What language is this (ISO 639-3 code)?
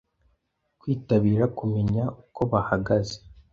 kin